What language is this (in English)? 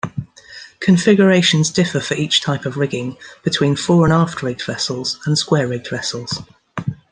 English